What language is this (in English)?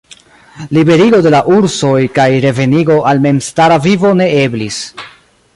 Esperanto